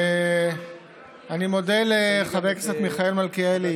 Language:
Hebrew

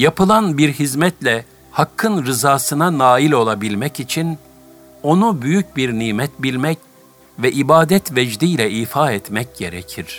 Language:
Turkish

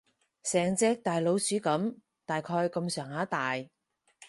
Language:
Cantonese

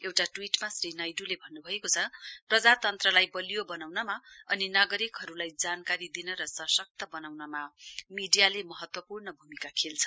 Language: Nepali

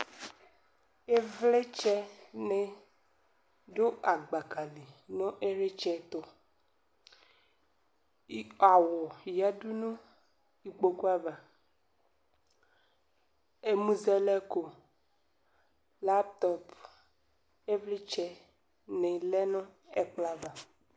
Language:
Ikposo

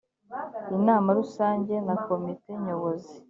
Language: Kinyarwanda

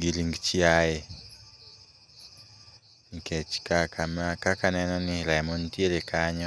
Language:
Luo (Kenya and Tanzania)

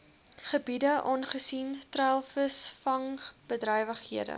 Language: Afrikaans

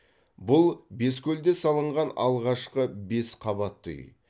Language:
Kazakh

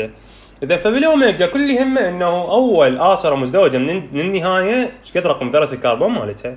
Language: Arabic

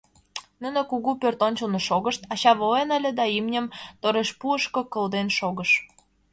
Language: Mari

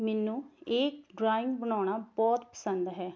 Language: Punjabi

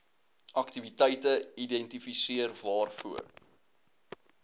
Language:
Afrikaans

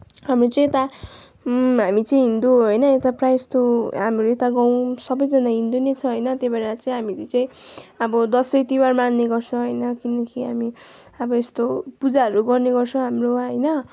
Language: Nepali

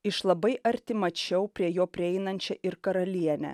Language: Lithuanian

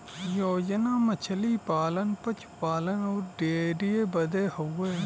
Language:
Bhojpuri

